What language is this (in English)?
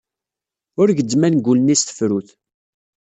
Kabyle